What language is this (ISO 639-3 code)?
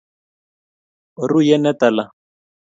kln